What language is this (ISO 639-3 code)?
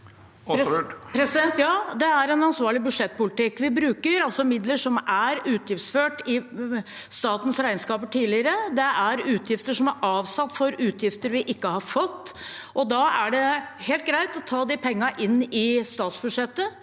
nor